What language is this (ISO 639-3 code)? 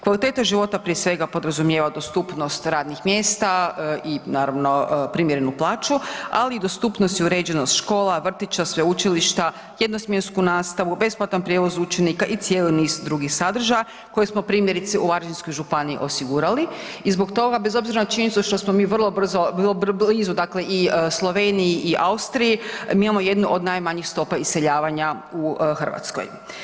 hrv